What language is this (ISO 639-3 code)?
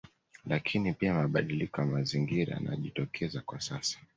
swa